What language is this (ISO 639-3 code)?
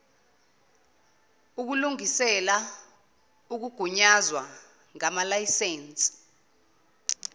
zul